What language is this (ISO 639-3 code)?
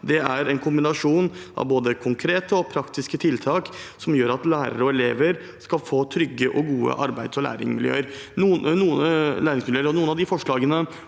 nor